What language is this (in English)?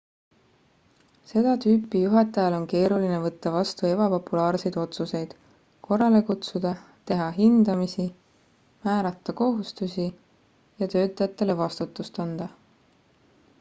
Estonian